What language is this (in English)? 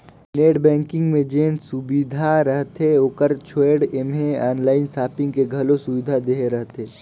Chhattisgarhi